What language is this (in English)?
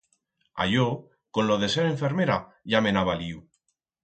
Aragonese